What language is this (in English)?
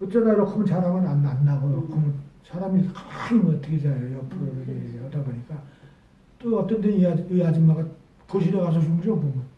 Korean